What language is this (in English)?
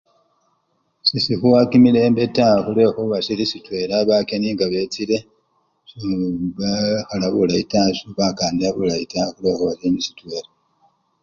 Luyia